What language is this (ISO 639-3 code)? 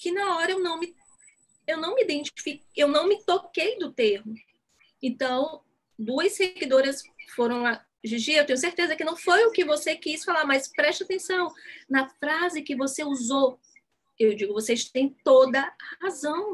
por